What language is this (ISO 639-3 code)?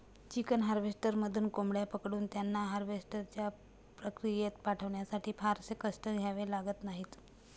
mar